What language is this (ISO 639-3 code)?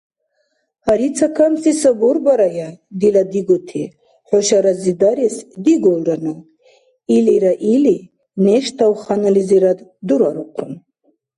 dar